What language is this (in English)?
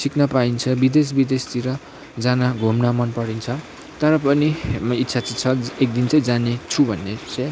Nepali